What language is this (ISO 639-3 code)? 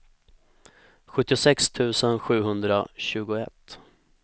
swe